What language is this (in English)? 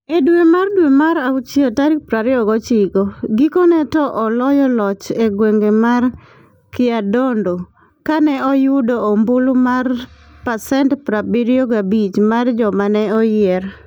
Luo (Kenya and Tanzania)